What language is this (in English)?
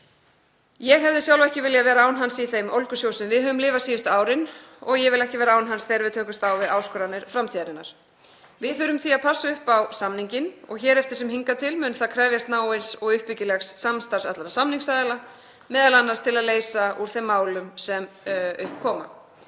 Icelandic